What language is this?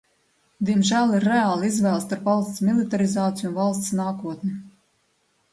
Latvian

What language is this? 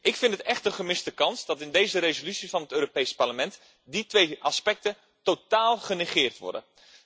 Dutch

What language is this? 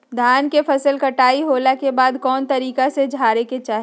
Magahi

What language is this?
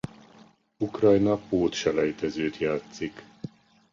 Hungarian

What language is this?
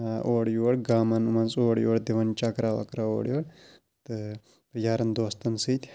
Kashmiri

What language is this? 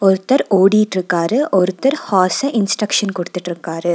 Tamil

